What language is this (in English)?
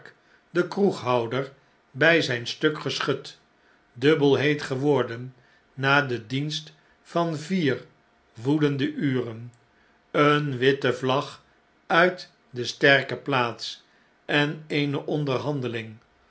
Dutch